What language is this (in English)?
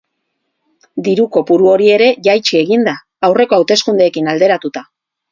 Basque